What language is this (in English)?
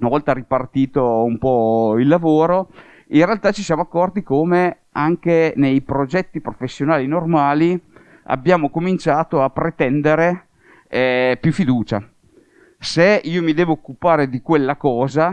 Italian